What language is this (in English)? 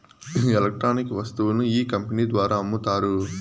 Telugu